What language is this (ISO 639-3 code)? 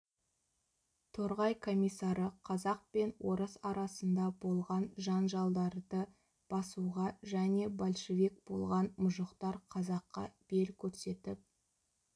kaz